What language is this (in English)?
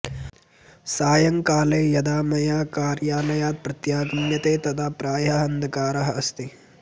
Sanskrit